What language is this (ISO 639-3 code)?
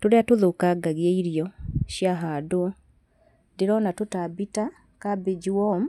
kik